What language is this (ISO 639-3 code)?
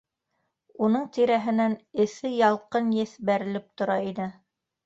bak